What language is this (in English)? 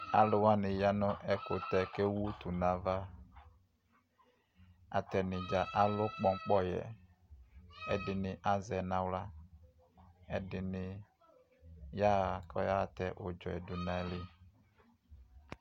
Ikposo